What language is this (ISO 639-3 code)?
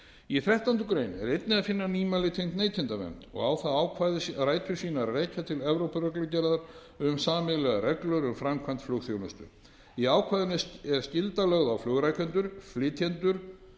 isl